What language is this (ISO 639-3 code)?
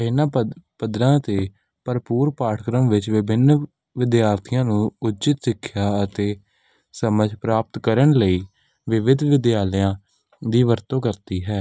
pan